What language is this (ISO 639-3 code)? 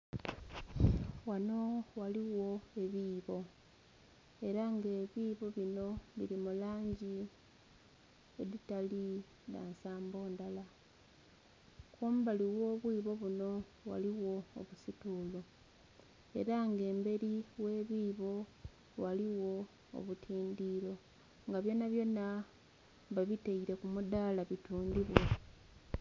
xog